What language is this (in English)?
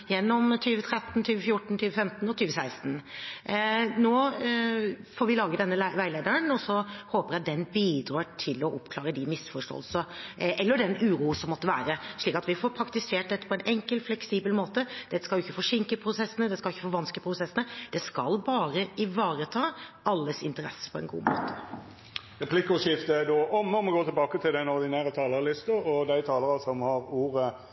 Norwegian